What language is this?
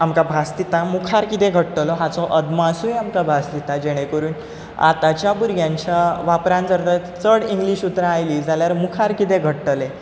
Konkani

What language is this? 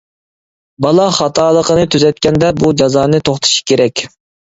Uyghur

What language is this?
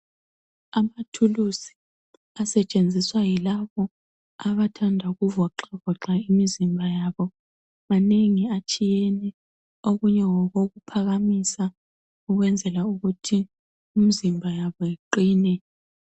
North Ndebele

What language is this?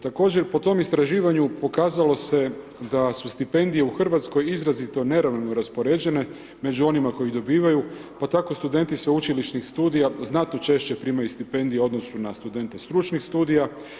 Croatian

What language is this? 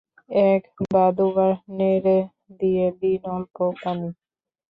Bangla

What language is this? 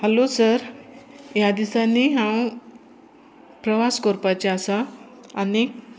Konkani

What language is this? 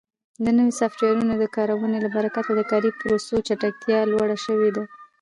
Pashto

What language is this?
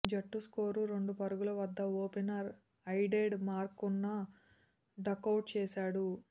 Telugu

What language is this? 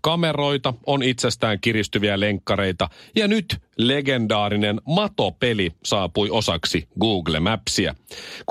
Finnish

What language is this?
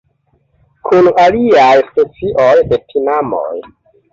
Esperanto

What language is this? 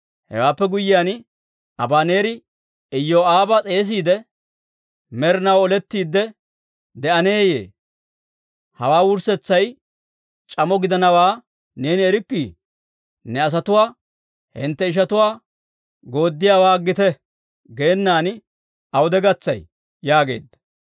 Dawro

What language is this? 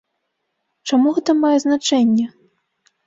Belarusian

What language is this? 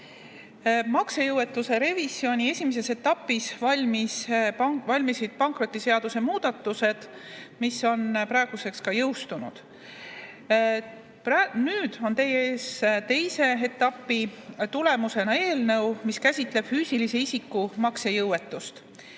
Estonian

